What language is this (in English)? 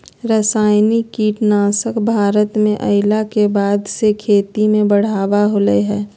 Magahi